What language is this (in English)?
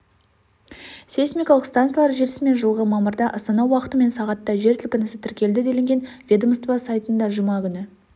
Kazakh